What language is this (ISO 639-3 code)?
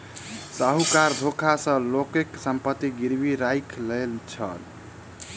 mai